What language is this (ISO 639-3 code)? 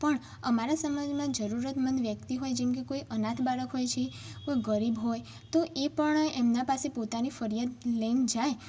guj